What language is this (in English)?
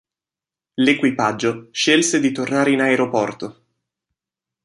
Italian